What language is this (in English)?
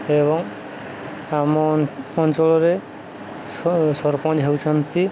Odia